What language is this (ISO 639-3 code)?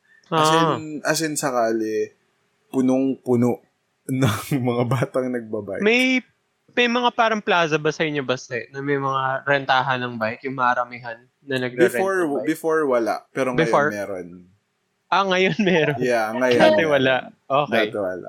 fil